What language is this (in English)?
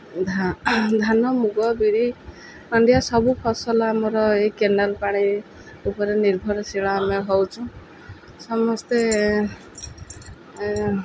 Odia